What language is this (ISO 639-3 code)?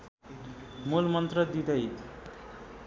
nep